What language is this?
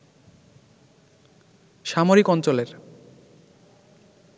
Bangla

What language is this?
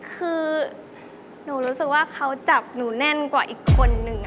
Thai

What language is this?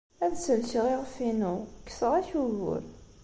Kabyle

